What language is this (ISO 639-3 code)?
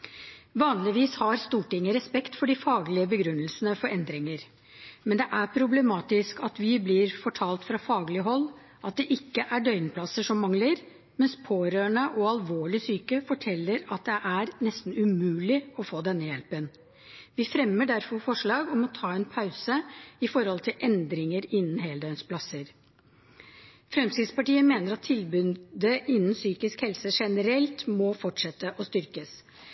nob